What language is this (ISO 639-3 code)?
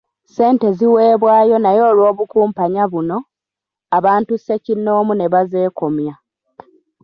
lug